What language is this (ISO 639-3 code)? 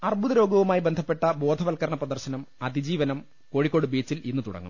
mal